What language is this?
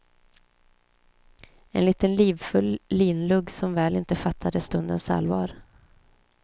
Swedish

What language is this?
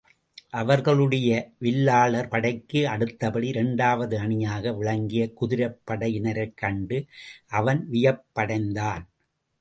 Tamil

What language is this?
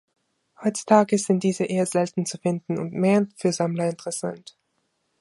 German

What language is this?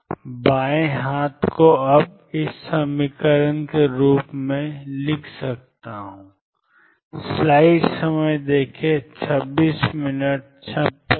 Hindi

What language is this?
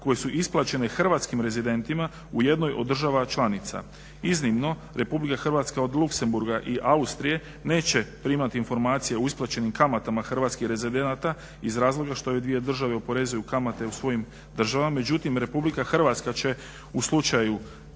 Croatian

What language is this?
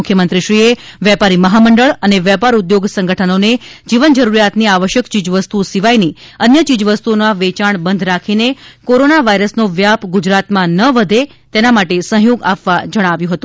Gujarati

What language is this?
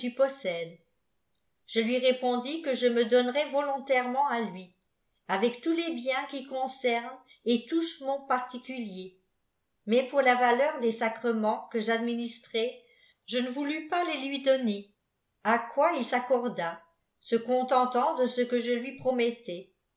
French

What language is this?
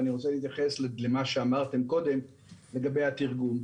Hebrew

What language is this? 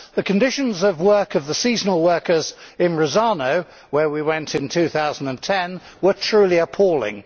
English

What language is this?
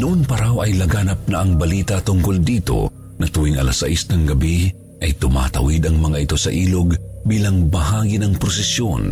Filipino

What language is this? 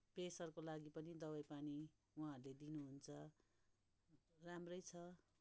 Nepali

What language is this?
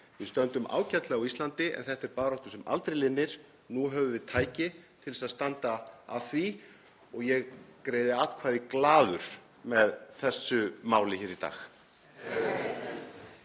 Icelandic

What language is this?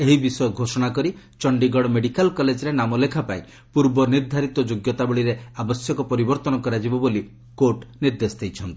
Odia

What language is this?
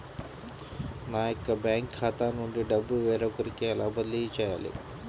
Telugu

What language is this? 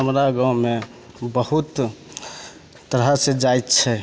Maithili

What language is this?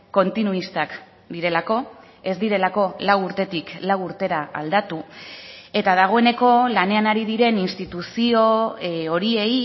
Basque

